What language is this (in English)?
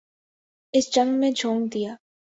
Urdu